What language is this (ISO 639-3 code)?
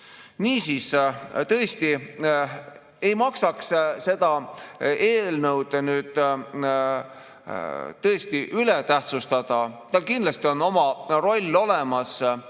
est